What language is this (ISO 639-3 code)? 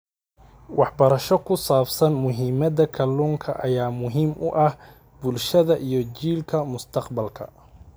som